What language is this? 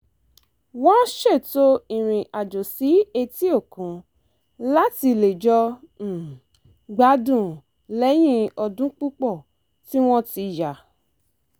Yoruba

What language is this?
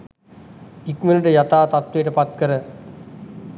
Sinhala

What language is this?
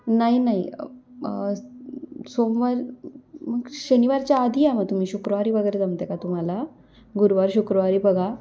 Marathi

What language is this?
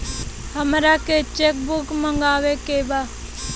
Bhojpuri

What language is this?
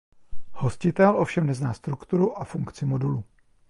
Czech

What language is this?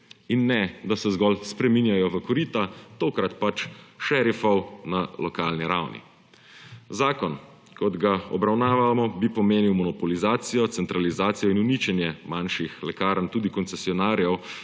Slovenian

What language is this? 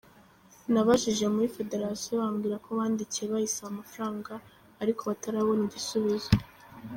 Kinyarwanda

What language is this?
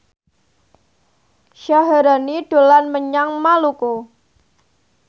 Javanese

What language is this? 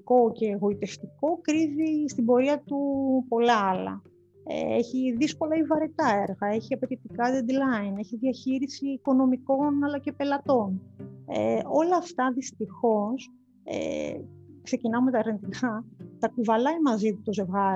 Greek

